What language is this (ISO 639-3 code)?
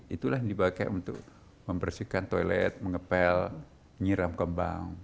ind